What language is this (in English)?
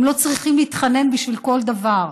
Hebrew